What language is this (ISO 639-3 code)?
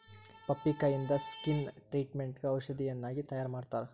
kan